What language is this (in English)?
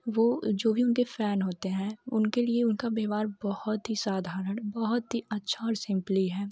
Hindi